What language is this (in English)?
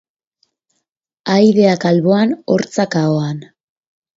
Basque